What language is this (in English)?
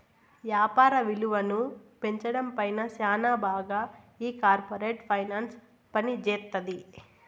Telugu